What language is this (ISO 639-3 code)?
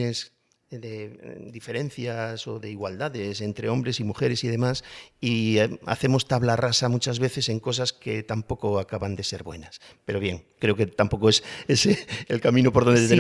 spa